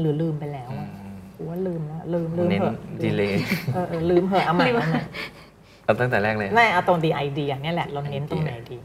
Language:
Thai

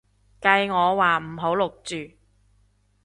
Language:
Cantonese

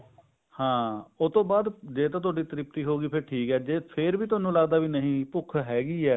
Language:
Punjabi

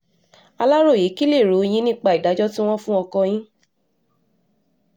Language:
Yoruba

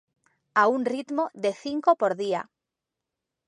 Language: Galician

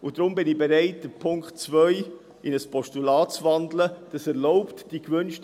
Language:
Swiss German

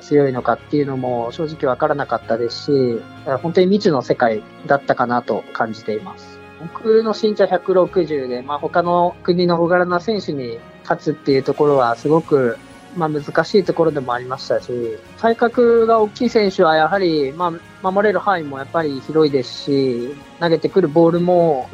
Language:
Japanese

